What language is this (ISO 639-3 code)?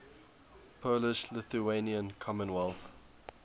eng